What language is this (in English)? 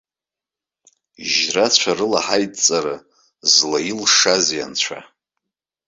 Abkhazian